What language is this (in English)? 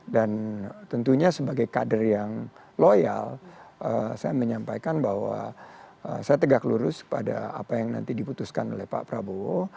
Indonesian